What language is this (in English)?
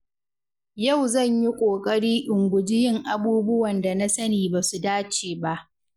Hausa